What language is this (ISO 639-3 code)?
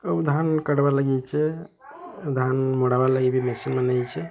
ori